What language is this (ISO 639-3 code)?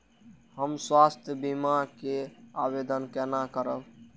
mai